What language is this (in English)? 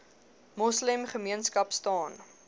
Afrikaans